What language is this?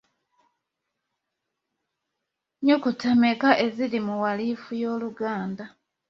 Ganda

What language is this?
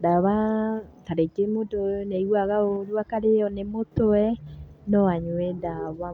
Kikuyu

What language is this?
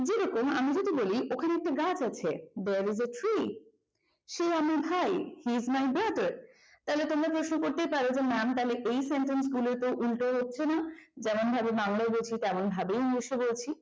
Bangla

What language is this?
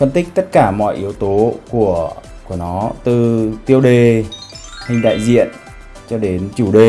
Vietnamese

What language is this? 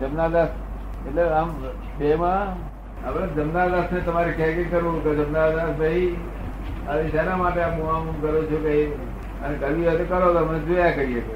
Gujarati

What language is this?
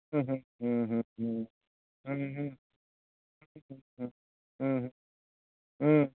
Santali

